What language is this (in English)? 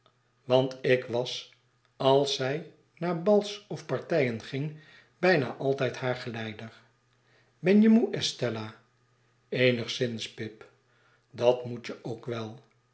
Dutch